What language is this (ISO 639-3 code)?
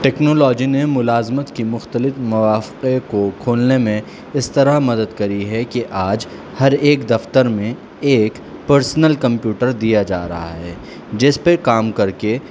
urd